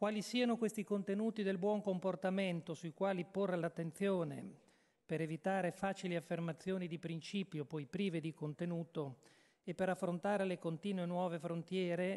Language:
Italian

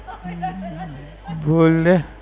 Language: Gujarati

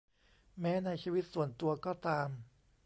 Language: Thai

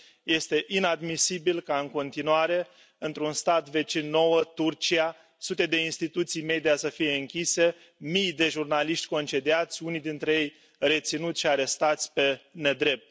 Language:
Romanian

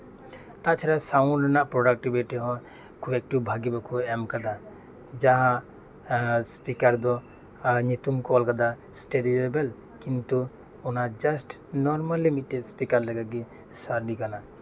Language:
Santali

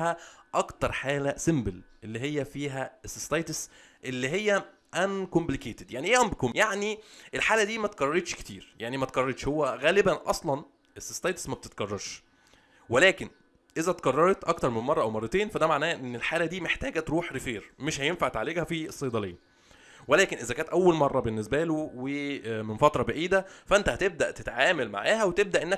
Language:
Arabic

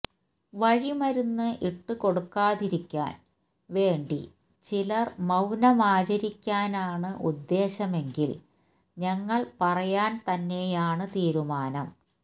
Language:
Malayalam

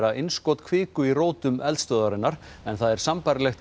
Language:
Icelandic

